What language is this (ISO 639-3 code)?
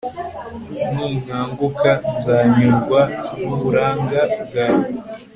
kin